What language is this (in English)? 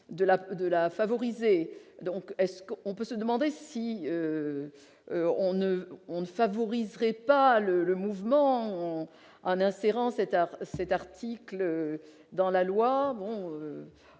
French